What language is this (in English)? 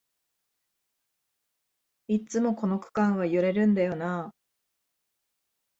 Japanese